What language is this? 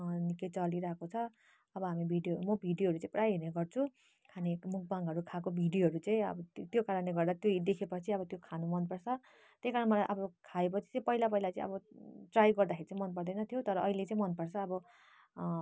Nepali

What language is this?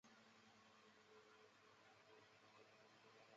Chinese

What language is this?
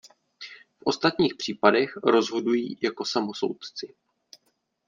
Czech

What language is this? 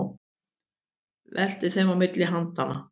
Icelandic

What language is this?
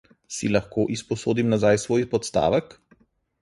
Slovenian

